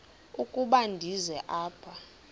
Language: Xhosa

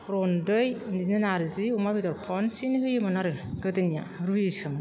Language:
Bodo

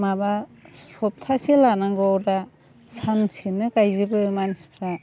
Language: Bodo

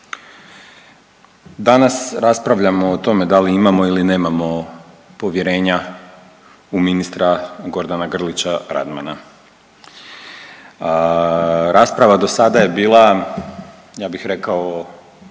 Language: Croatian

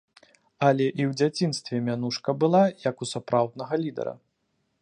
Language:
Belarusian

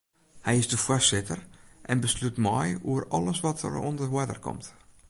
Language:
Western Frisian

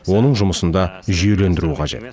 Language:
Kazakh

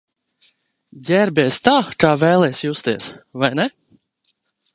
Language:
Latvian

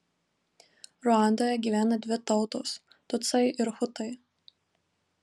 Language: Lithuanian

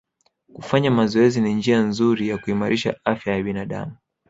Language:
Swahili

